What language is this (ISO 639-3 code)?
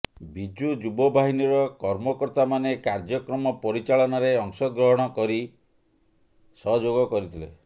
ori